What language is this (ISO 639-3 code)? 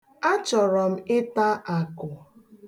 ibo